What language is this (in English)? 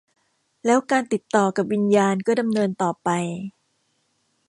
Thai